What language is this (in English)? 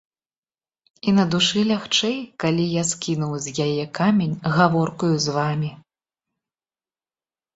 Belarusian